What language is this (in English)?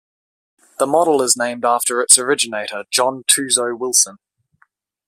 English